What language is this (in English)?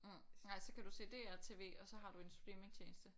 Danish